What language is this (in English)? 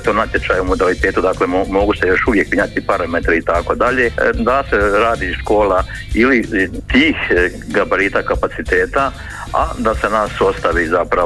Croatian